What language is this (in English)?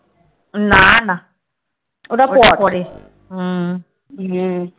Bangla